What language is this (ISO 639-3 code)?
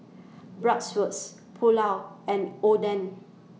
eng